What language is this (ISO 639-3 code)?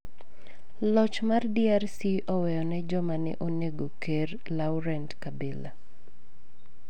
luo